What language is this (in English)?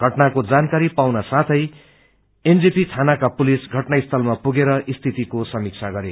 Nepali